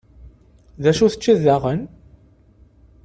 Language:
Kabyle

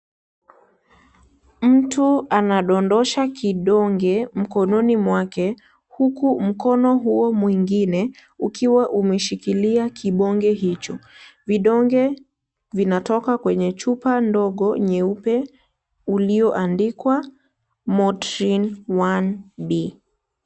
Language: Swahili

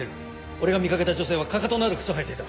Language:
Japanese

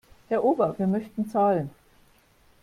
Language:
German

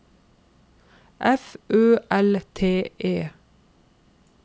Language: Norwegian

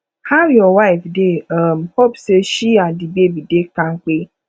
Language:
Nigerian Pidgin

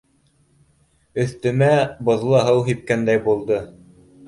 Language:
Bashkir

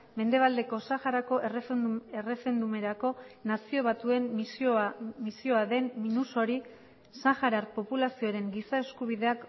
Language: Basque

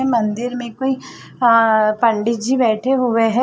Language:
Hindi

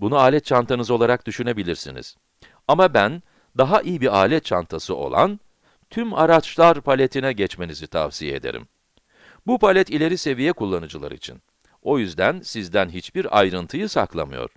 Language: Turkish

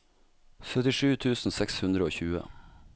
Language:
Norwegian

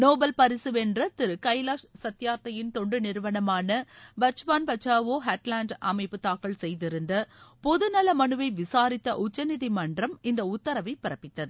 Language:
Tamil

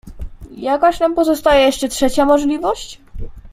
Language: Polish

